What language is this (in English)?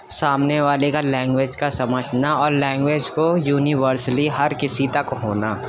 Urdu